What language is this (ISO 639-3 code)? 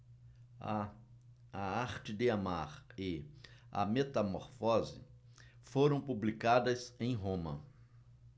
por